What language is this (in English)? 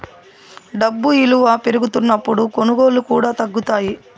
Telugu